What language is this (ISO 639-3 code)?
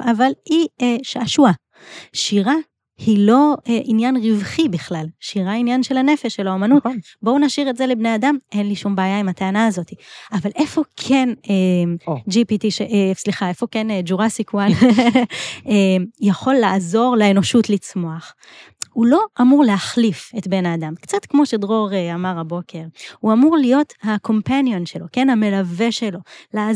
heb